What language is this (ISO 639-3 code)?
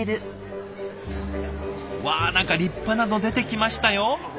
jpn